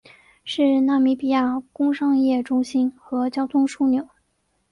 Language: Chinese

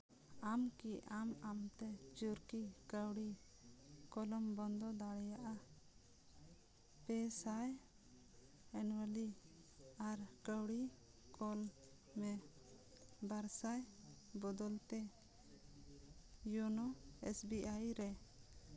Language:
Santali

